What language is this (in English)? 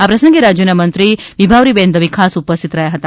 Gujarati